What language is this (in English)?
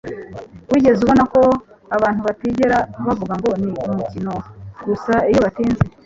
Kinyarwanda